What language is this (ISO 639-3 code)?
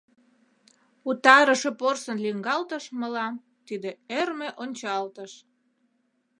chm